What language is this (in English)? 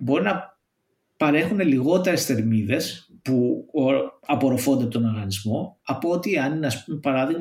Greek